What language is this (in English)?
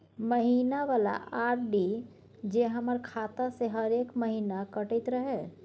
Maithili